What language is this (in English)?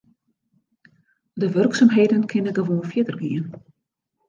Western Frisian